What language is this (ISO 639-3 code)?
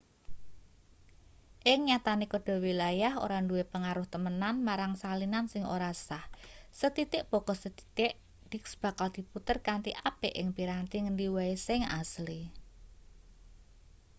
jav